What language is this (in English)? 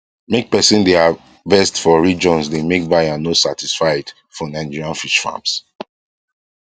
Nigerian Pidgin